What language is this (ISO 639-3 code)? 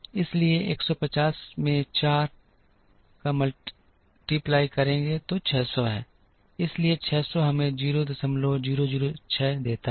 hin